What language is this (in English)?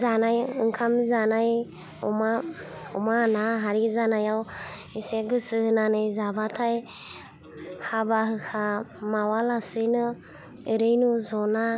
Bodo